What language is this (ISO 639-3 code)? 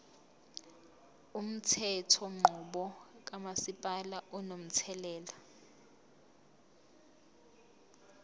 zul